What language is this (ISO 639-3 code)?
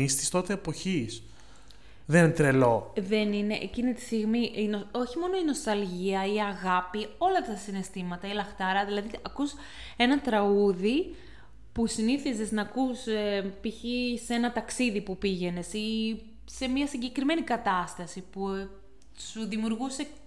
ell